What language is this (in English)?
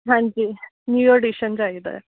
Punjabi